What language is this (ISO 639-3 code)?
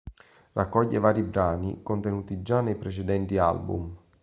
ita